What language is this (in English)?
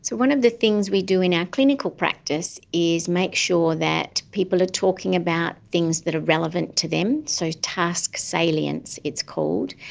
English